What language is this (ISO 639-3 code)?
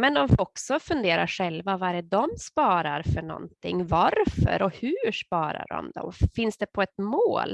swe